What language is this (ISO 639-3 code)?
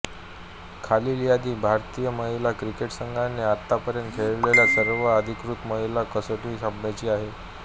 mar